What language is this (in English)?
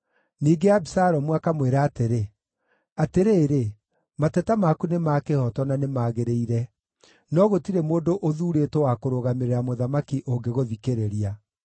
Kikuyu